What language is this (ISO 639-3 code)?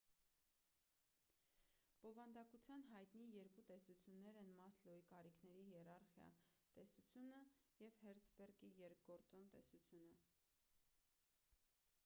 hye